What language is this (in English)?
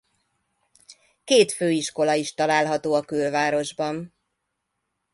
Hungarian